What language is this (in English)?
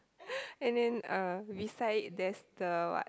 English